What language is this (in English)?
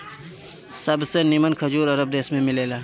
Bhojpuri